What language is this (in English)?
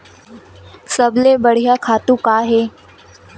Chhattisgarhi